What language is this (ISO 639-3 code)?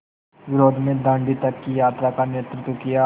hin